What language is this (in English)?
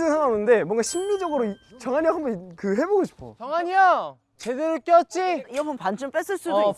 Korean